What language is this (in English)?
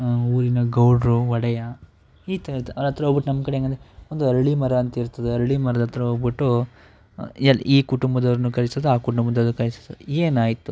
Kannada